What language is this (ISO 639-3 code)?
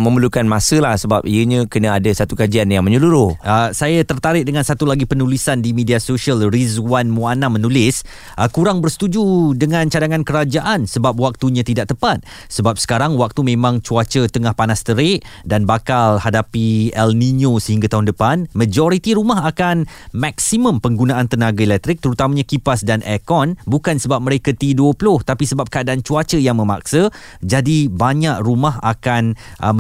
msa